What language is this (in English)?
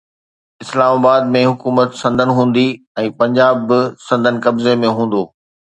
Sindhi